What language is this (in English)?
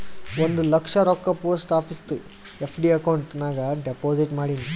Kannada